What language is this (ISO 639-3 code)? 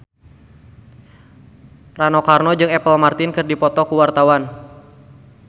sun